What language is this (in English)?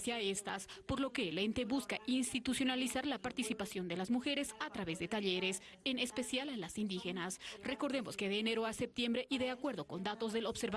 Spanish